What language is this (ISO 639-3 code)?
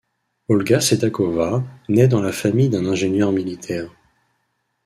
fra